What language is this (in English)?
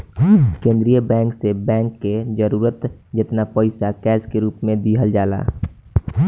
Bhojpuri